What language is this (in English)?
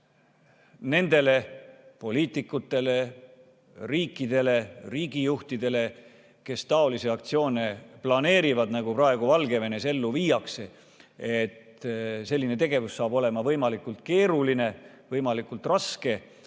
Estonian